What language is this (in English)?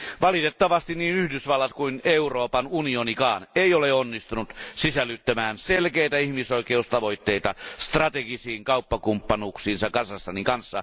Finnish